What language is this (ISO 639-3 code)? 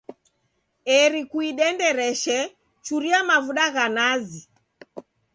dav